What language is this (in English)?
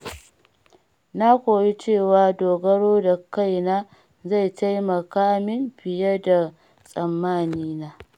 Hausa